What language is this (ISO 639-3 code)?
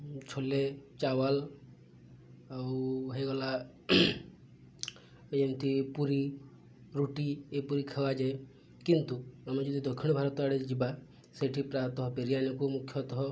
ori